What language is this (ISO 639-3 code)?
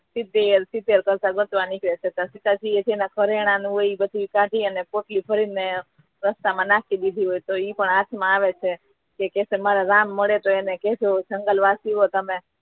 guj